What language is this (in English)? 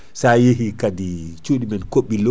Fula